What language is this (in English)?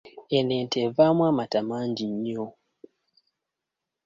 Ganda